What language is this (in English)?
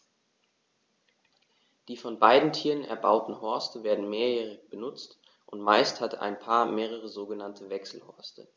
German